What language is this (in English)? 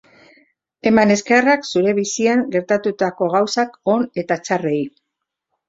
Basque